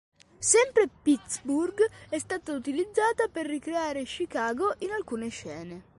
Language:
Italian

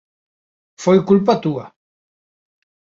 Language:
Galician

